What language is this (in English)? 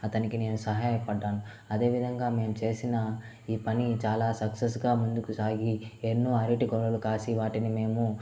Telugu